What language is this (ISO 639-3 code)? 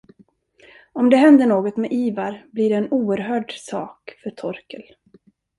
swe